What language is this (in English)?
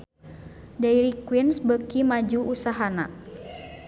Sundanese